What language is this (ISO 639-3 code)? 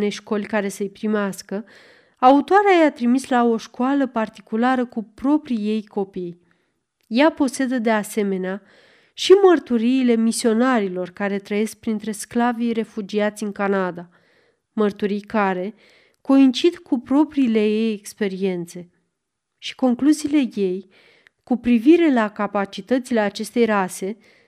ron